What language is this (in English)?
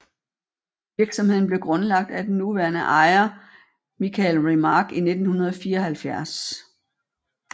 Danish